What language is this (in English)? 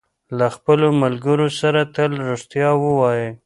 Pashto